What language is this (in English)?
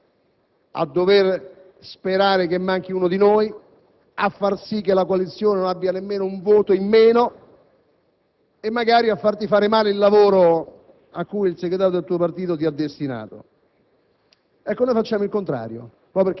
Italian